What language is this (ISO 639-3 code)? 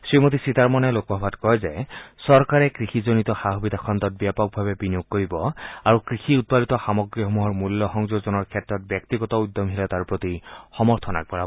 asm